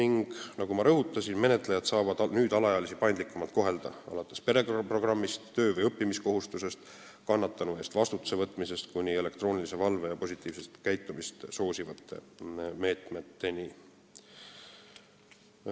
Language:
Estonian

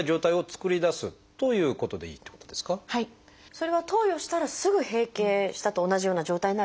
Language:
Japanese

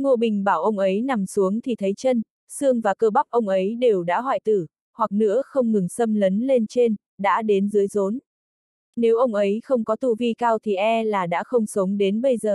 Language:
Vietnamese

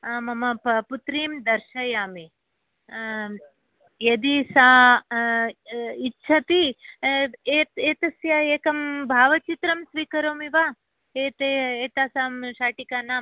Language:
Sanskrit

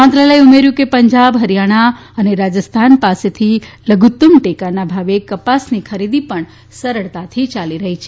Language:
Gujarati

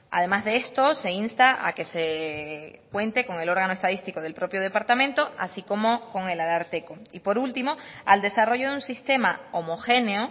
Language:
Spanish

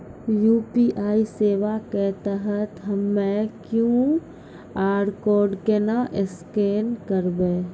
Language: Maithili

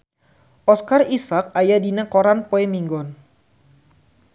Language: Sundanese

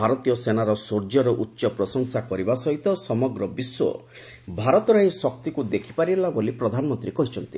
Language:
Odia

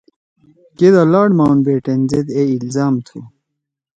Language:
Torwali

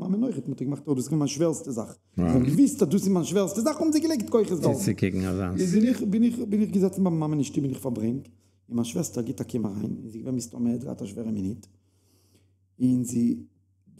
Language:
German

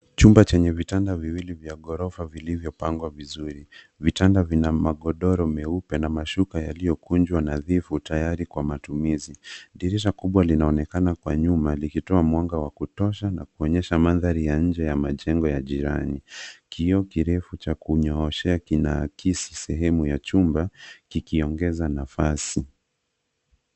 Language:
Swahili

